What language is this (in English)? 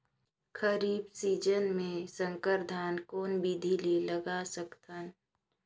Chhattisgarhi